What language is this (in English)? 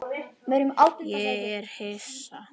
Icelandic